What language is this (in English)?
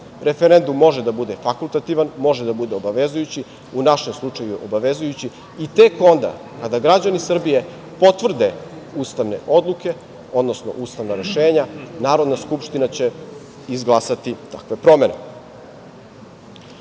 Serbian